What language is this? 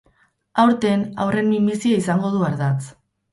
Basque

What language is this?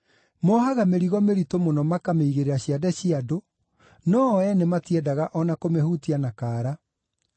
Kikuyu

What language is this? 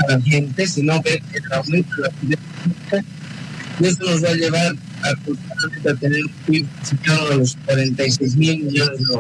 Spanish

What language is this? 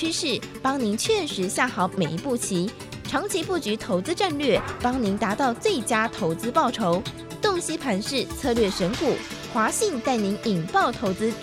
Chinese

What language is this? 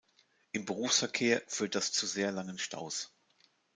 German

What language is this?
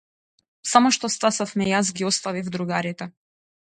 Macedonian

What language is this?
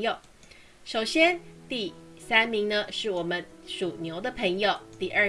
Chinese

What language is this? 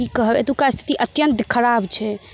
Maithili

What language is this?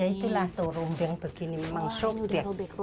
Indonesian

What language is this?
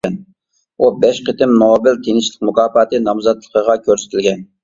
Uyghur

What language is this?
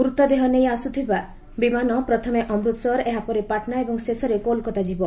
Odia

